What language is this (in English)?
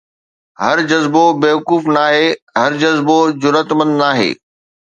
Sindhi